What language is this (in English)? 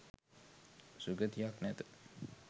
Sinhala